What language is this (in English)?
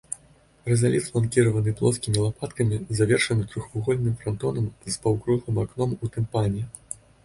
Belarusian